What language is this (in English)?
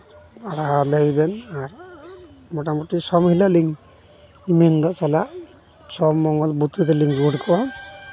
Santali